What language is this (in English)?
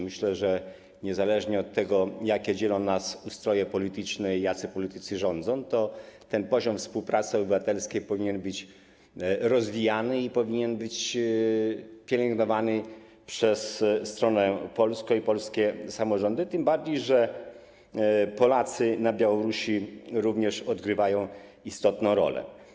Polish